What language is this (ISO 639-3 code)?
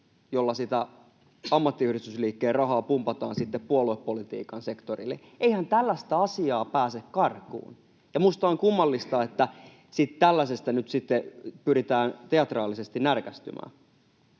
fin